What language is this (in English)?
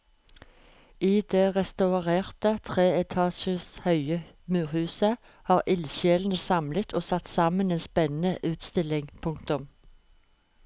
Norwegian